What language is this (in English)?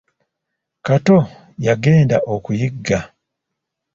Ganda